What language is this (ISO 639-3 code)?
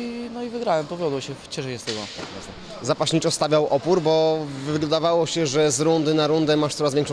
pol